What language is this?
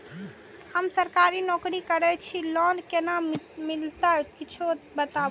Maithili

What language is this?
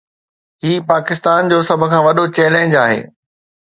Sindhi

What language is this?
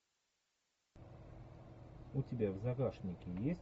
Russian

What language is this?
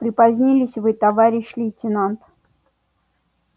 Russian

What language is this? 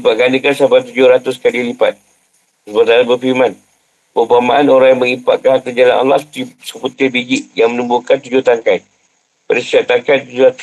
Malay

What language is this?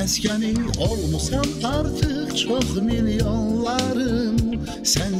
Turkish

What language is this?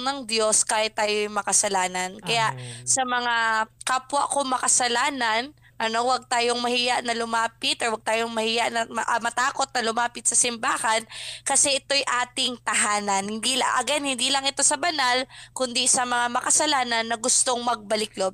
Filipino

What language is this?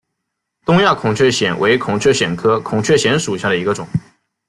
Chinese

